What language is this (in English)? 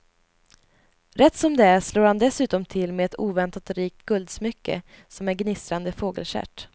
Swedish